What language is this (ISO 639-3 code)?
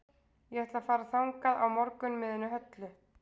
isl